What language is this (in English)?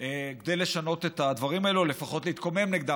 Hebrew